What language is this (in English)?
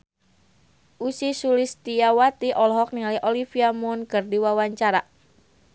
Sundanese